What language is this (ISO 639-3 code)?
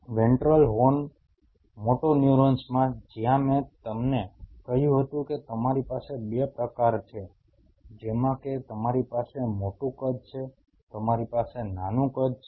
guj